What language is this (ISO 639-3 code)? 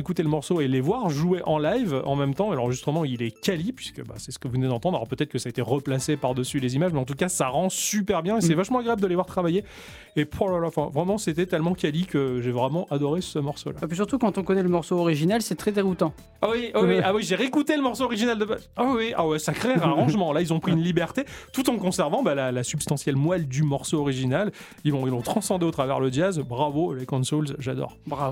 fra